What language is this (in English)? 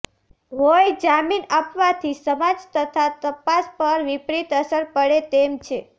Gujarati